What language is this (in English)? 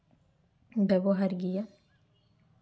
Santali